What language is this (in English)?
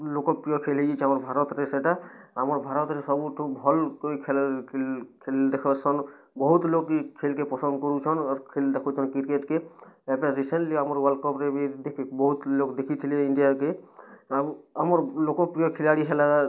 Odia